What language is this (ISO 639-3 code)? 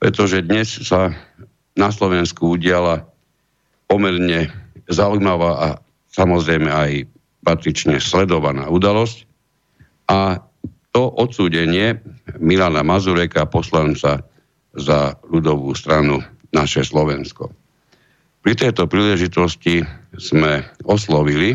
slk